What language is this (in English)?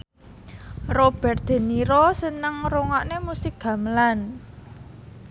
Javanese